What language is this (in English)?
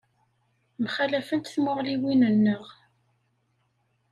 Kabyle